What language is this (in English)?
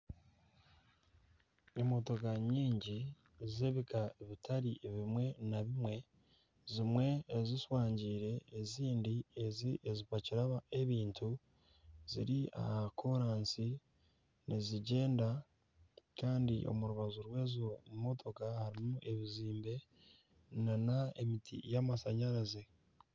Nyankole